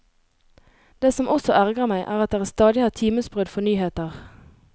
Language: Norwegian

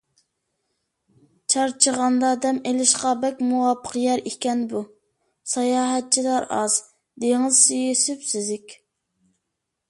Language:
Uyghur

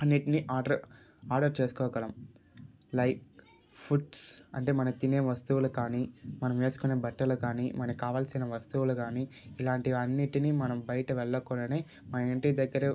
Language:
Telugu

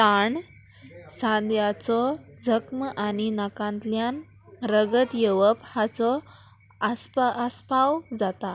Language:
Konkani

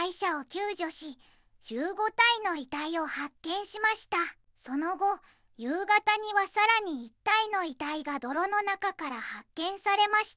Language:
Japanese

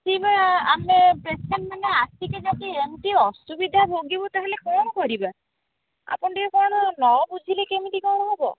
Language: Odia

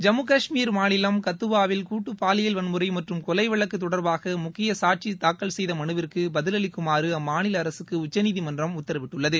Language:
Tamil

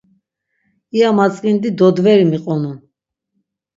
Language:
Laz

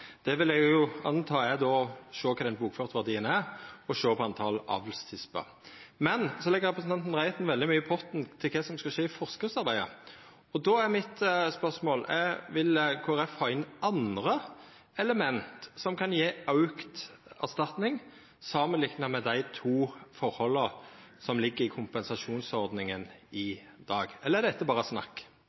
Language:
Norwegian Nynorsk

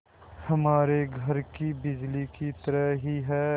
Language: Hindi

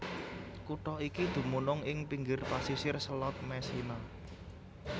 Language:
Javanese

